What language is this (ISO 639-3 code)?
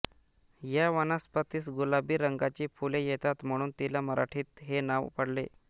mar